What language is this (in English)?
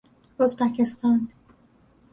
Persian